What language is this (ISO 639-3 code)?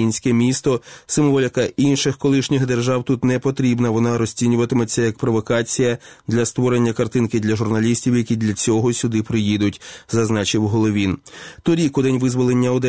ukr